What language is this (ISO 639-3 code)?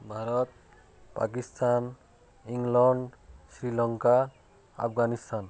ori